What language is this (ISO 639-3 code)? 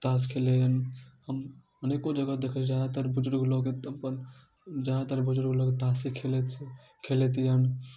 mai